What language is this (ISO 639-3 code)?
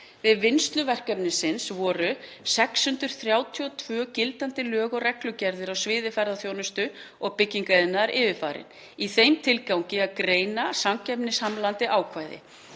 isl